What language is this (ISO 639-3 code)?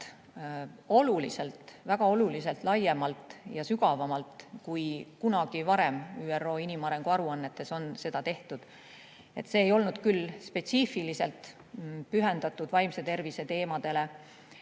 est